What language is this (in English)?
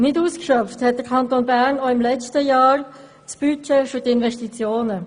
Swiss German